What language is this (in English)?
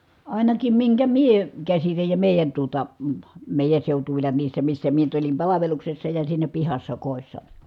Finnish